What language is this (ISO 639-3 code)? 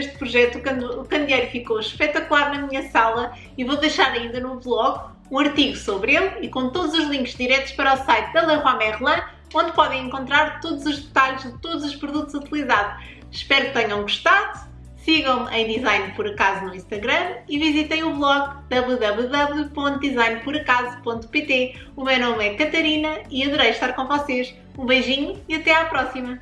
por